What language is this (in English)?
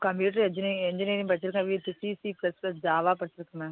Tamil